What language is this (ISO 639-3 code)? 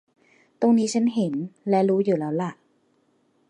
tha